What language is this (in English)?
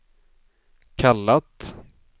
Swedish